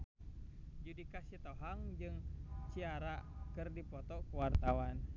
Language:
Sundanese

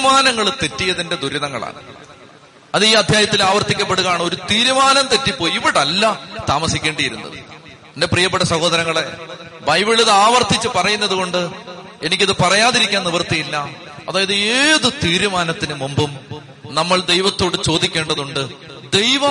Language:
Malayalam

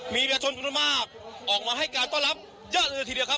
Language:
Thai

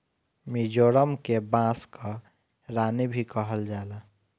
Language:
Bhojpuri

